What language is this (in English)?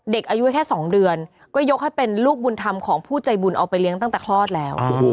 Thai